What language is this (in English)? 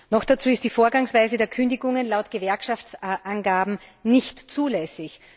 German